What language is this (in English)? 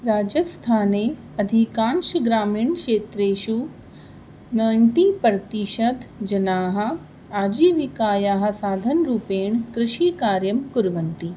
Sanskrit